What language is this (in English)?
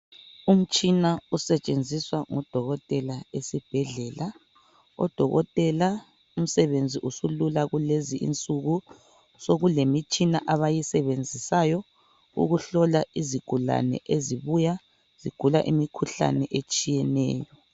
North Ndebele